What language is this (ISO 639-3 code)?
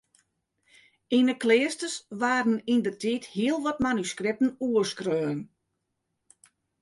fry